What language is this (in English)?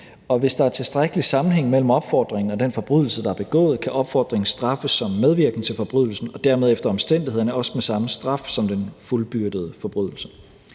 Danish